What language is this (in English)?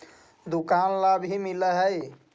Magahi